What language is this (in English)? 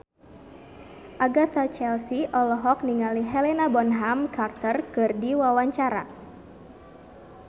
Sundanese